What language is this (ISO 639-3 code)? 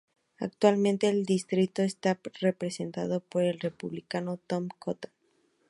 spa